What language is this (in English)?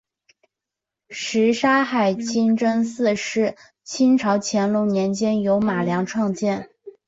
Chinese